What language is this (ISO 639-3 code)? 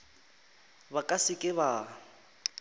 nso